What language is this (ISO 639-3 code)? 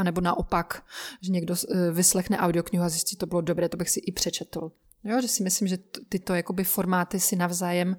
ces